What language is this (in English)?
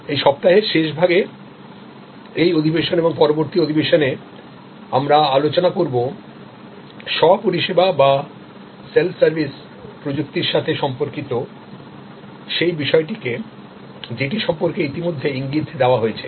Bangla